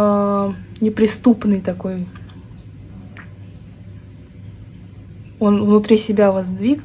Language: Russian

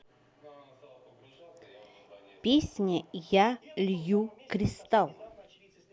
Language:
Russian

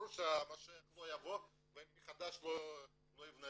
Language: Hebrew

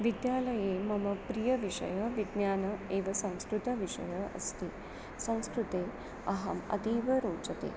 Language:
Sanskrit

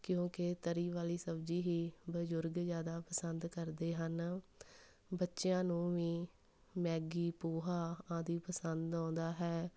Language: Punjabi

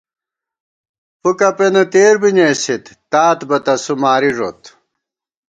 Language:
Gawar-Bati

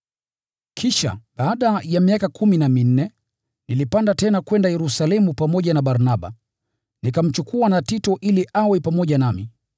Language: Swahili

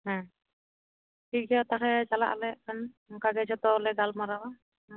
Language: Santali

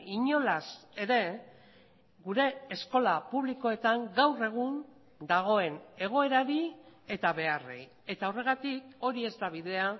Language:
Basque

